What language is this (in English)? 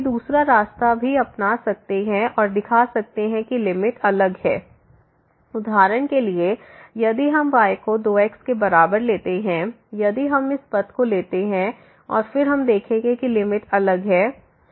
Hindi